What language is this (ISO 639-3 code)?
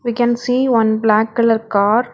eng